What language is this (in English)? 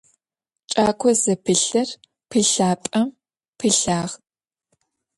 Adyghe